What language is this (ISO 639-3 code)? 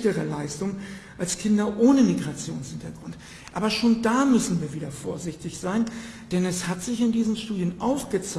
deu